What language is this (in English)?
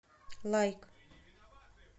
Russian